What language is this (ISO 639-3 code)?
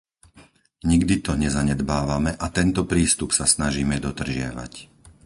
slk